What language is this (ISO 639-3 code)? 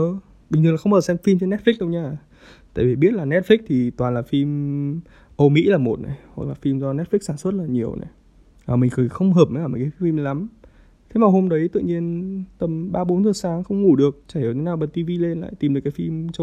vie